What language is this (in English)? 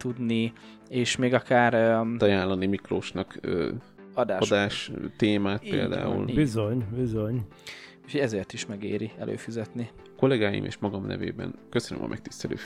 Hungarian